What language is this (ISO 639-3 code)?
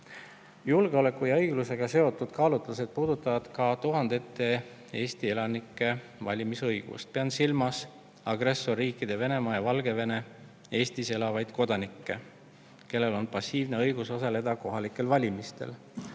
est